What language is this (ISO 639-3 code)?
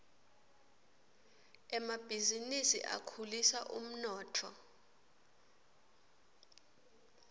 ssw